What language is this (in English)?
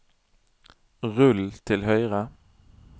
Norwegian